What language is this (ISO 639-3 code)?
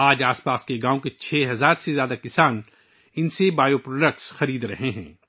urd